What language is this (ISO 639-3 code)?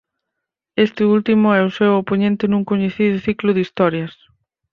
glg